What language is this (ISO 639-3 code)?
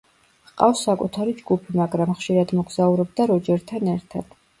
kat